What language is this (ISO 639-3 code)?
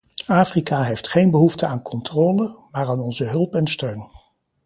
nld